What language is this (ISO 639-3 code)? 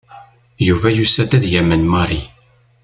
kab